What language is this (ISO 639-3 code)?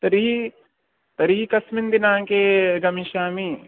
san